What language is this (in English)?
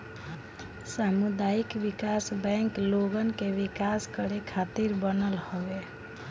Bhojpuri